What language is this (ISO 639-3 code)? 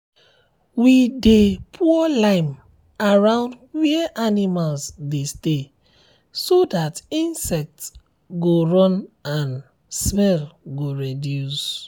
pcm